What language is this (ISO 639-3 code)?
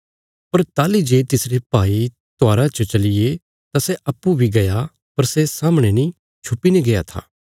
kfs